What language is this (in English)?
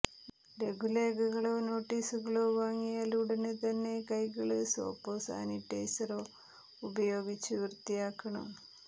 Malayalam